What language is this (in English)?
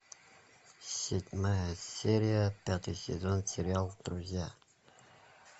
Russian